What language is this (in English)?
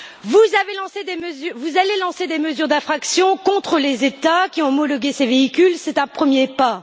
French